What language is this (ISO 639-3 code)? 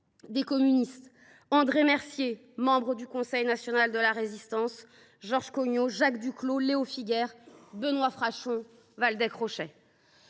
fra